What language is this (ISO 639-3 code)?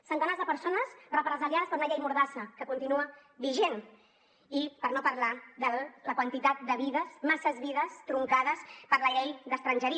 cat